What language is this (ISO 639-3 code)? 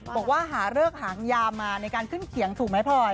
tha